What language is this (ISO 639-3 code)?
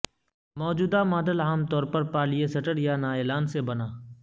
urd